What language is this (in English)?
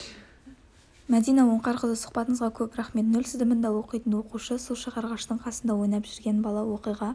Kazakh